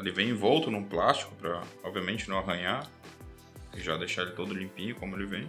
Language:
Portuguese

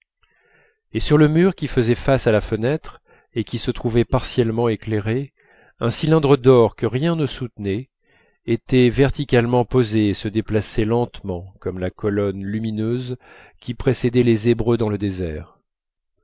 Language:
French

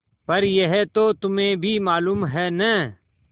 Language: Hindi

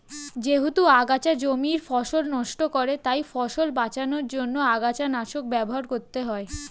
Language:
Bangla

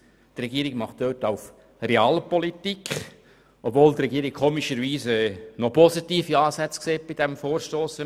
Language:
Swiss German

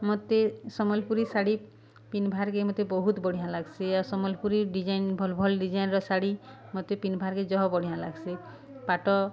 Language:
Odia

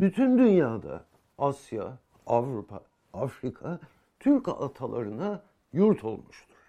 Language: Turkish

